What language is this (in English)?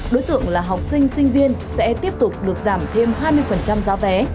Vietnamese